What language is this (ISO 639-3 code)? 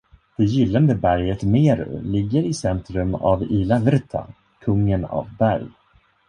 swe